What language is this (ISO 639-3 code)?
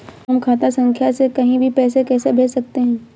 hin